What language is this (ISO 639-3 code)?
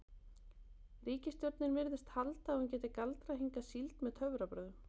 isl